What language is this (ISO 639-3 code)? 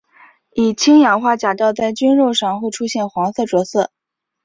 zho